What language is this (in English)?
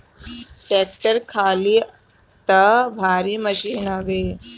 Bhojpuri